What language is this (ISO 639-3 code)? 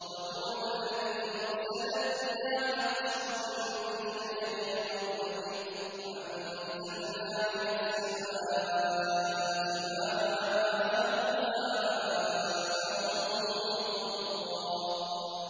ara